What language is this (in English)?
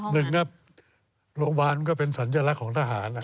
Thai